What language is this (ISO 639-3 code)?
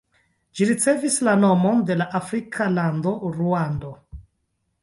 epo